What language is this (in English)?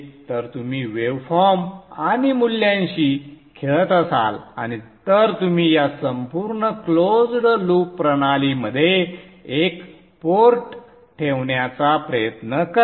Marathi